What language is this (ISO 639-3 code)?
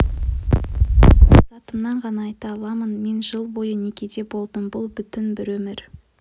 kaz